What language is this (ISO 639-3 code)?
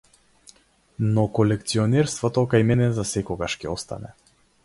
mkd